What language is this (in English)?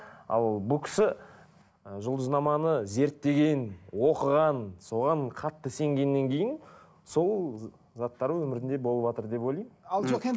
Kazakh